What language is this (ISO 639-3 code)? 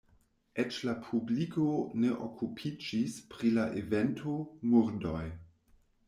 epo